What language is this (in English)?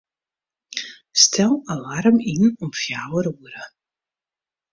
Western Frisian